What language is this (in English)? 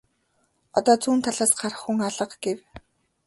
Mongolian